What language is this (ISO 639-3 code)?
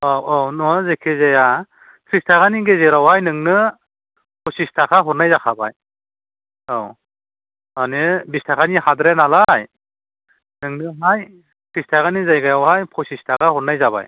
brx